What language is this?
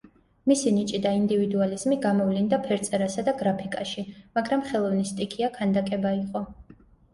Georgian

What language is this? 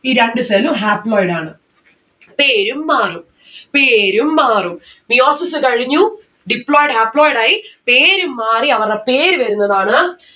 Malayalam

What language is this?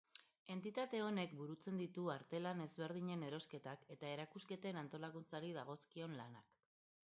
Basque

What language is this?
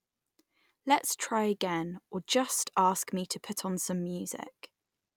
English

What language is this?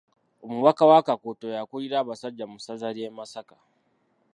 Ganda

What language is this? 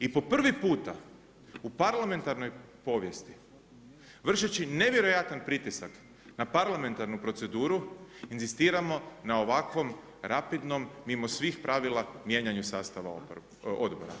Croatian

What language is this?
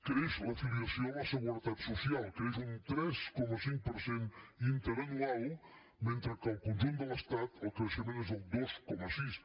Catalan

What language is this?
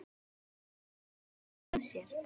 Icelandic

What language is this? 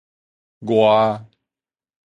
Min Nan Chinese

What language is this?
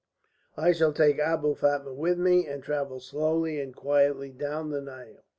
English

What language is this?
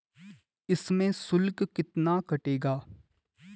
Hindi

